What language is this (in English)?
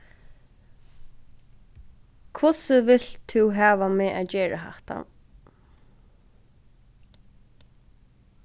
Faroese